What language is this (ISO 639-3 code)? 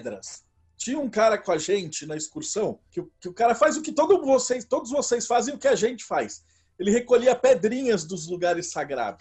por